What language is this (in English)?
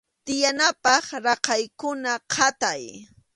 Arequipa-La Unión Quechua